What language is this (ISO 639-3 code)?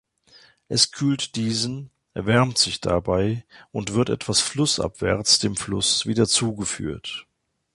deu